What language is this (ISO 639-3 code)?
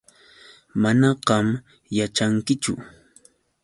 qux